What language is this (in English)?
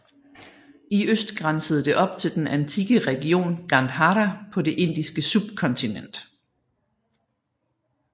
Danish